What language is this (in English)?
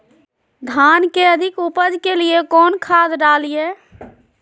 Magahi